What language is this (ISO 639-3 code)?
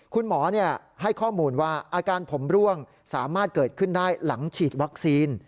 tha